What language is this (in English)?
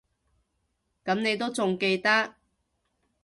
Cantonese